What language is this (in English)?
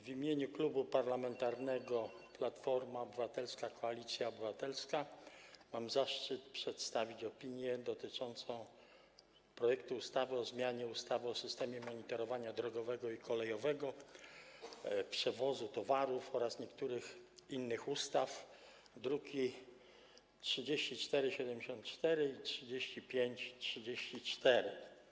Polish